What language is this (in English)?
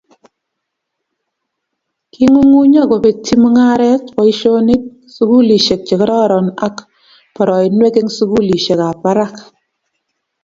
Kalenjin